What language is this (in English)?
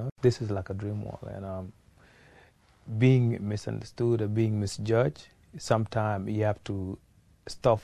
Hungarian